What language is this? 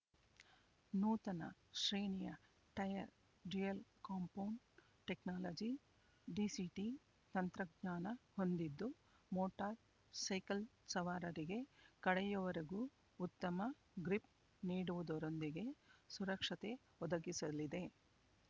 Kannada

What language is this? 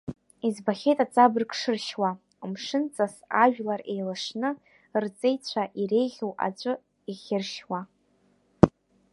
Abkhazian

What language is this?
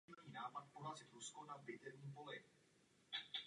Czech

